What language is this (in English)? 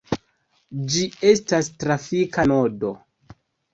Esperanto